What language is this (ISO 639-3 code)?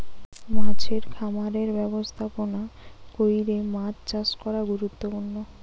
ben